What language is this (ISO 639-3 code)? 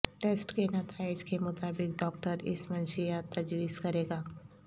urd